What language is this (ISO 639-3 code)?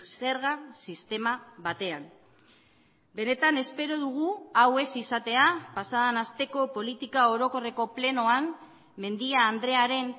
eus